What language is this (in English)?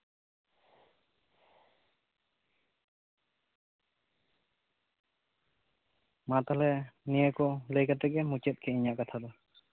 Santali